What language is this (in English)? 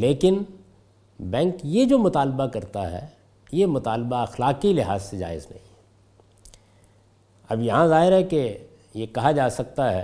Urdu